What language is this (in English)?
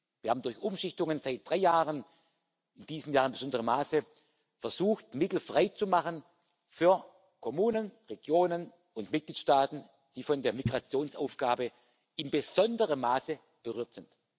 German